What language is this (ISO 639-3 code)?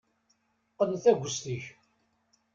kab